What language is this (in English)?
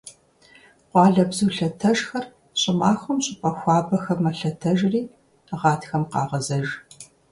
Kabardian